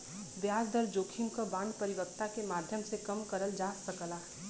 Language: Bhojpuri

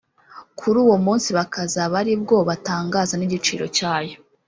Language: Kinyarwanda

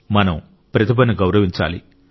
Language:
Telugu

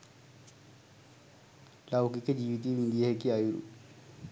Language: Sinhala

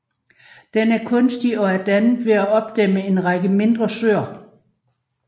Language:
Danish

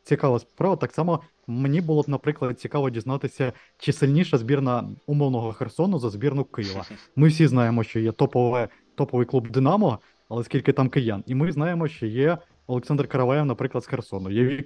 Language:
Ukrainian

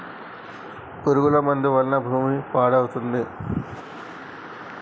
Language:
Telugu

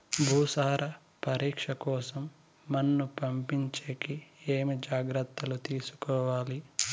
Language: Telugu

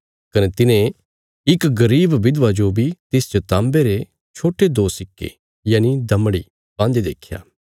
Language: Bilaspuri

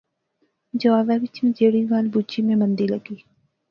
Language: Pahari-Potwari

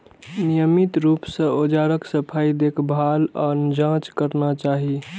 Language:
Maithili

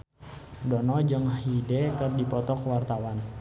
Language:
Sundanese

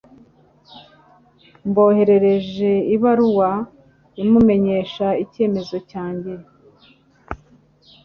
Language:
Kinyarwanda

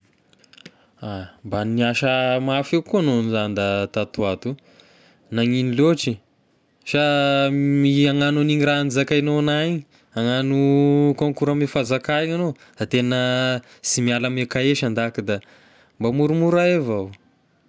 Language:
Tesaka Malagasy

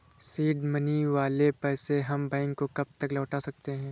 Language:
Hindi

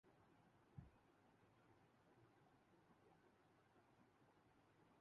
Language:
Urdu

